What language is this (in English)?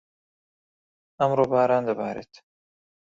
Central Kurdish